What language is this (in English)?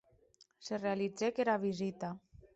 Occitan